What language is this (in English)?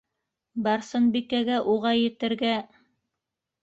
Bashkir